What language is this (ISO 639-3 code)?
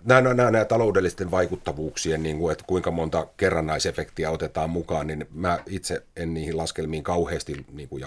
fin